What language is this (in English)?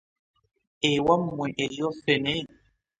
Ganda